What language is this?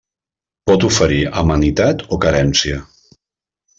Catalan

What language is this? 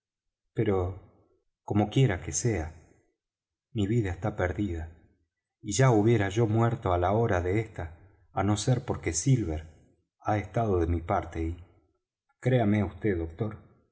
Spanish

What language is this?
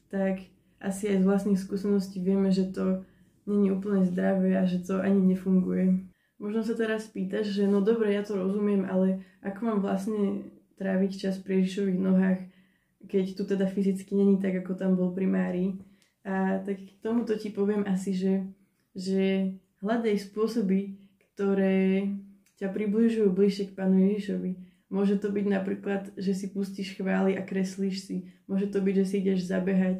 Slovak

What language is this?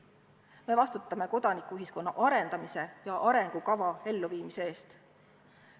Estonian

